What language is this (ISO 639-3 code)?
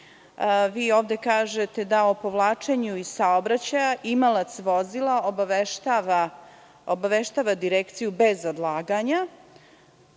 srp